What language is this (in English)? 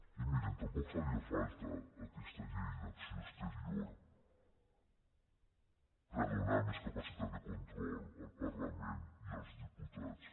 Catalan